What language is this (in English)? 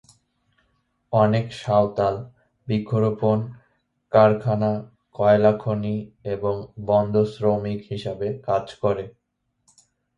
Bangla